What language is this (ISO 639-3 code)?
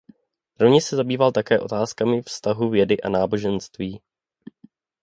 ces